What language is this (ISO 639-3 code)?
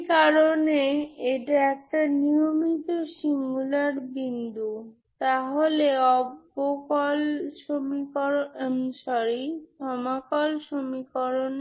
ben